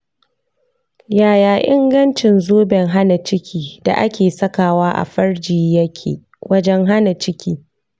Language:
Hausa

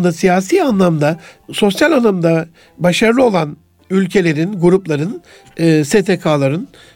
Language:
Turkish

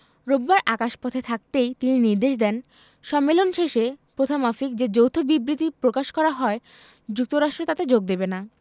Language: Bangla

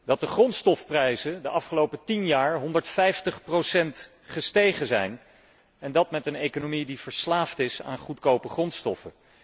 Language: Dutch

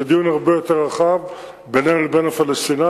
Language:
Hebrew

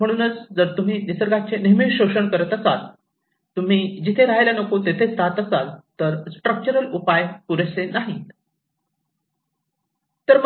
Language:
Marathi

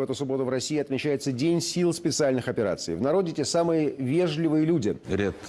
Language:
Russian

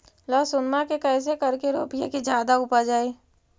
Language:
Magahi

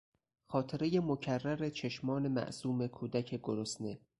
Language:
Persian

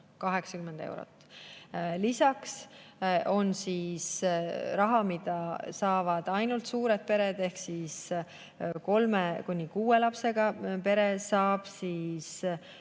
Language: Estonian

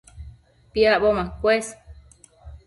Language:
Matsés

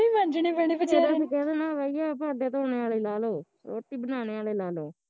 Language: Punjabi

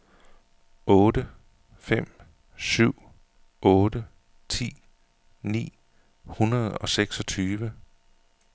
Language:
Danish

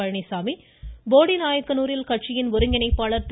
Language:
Tamil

